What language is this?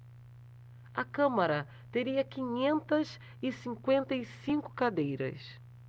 Portuguese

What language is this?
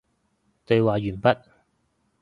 Cantonese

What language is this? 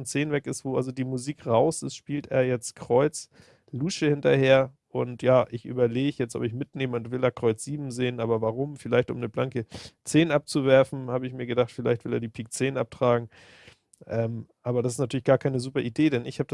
German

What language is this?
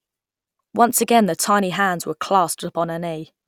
English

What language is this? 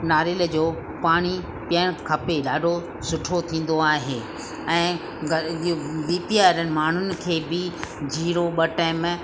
Sindhi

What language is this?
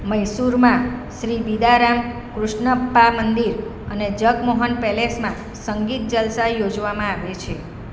Gujarati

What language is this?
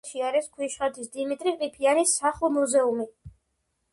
Georgian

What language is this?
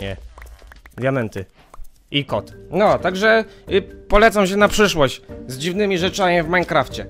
Polish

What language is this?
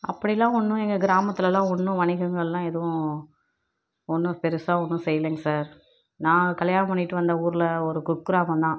Tamil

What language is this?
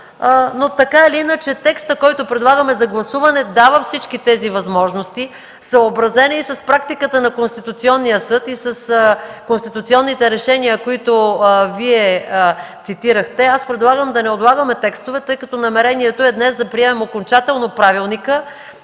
Bulgarian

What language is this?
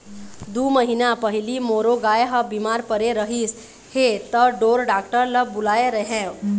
Chhattisgarhi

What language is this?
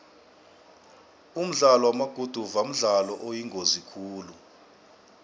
South Ndebele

